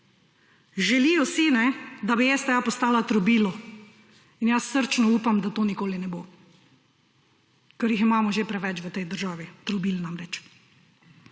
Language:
Slovenian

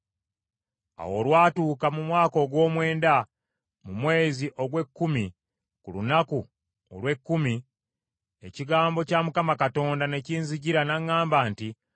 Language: Ganda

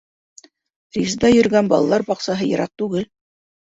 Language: Bashkir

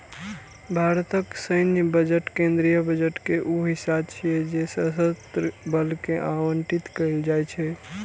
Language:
Maithili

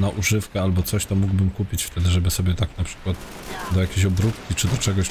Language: Polish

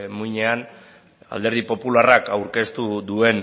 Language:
Basque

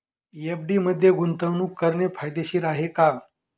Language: Marathi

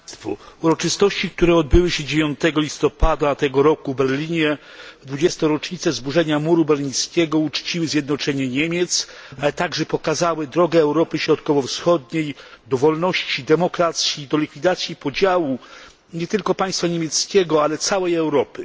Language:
Polish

